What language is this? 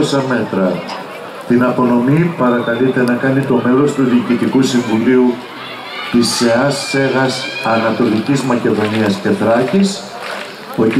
Greek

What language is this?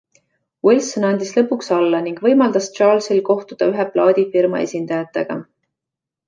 Estonian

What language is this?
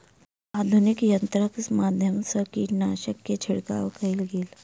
Maithili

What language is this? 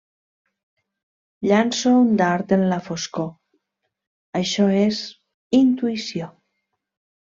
Catalan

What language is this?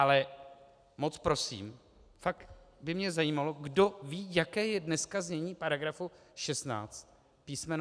Czech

